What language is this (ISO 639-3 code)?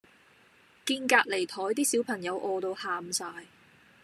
yue